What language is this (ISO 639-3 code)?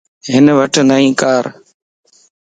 lss